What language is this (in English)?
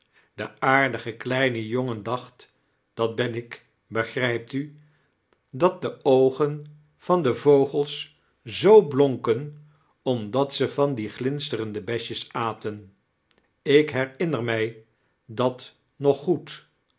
Dutch